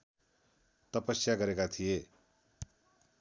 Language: Nepali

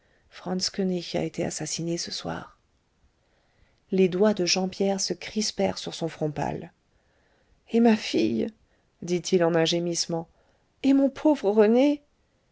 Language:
French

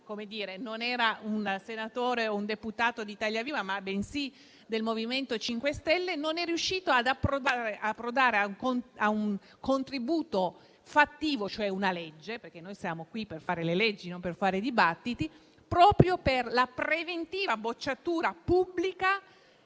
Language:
Italian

